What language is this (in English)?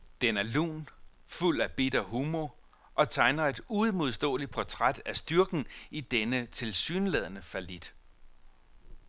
Danish